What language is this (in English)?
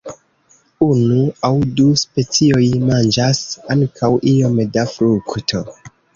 Esperanto